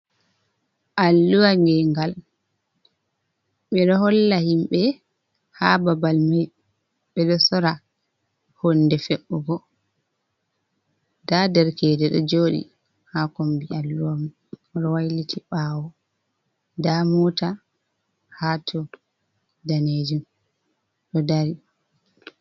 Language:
Fula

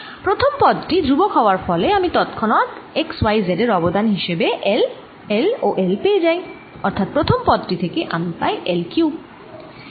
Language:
Bangla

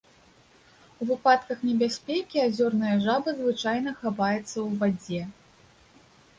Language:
Belarusian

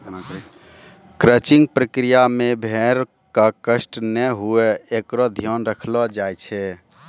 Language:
Maithili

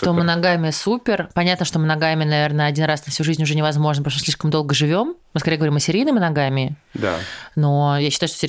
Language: Russian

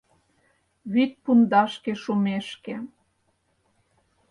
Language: Mari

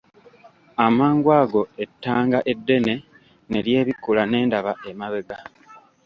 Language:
Ganda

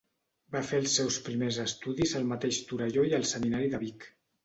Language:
Catalan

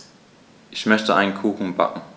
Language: German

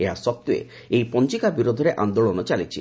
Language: Odia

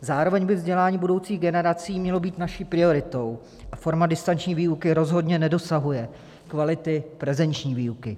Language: Czech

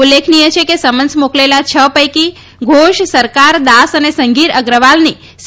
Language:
Gujarati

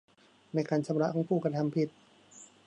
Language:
Thai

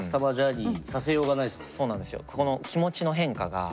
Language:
Japanese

